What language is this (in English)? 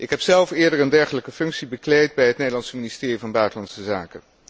Dutch